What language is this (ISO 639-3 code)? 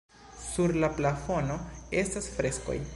epo